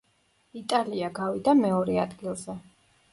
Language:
Georgian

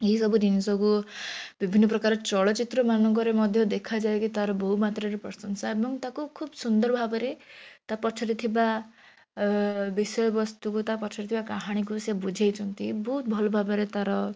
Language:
Odia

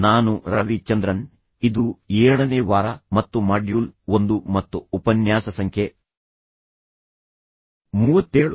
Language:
Kannada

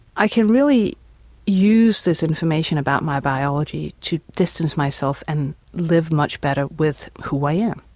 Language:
English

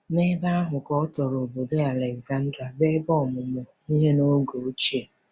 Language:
Igbo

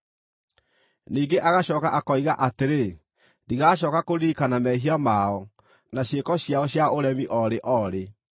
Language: Kikuyu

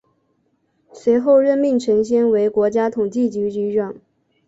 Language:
Chinese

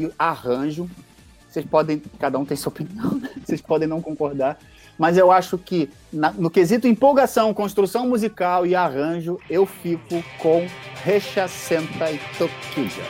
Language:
Portuguese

